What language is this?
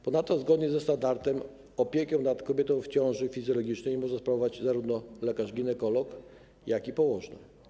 Polish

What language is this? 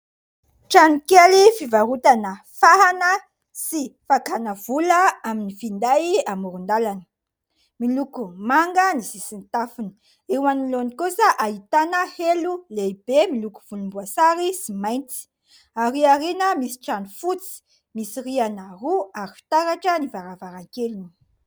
Malagasy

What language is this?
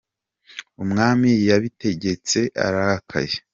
Kinyarwanda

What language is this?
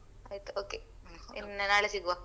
Kannada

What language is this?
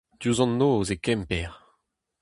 Breton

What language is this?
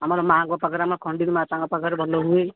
Odia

